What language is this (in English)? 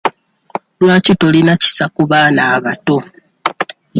Ganda